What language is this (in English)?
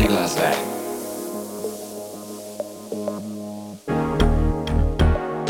Croatian